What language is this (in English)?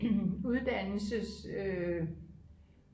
Danish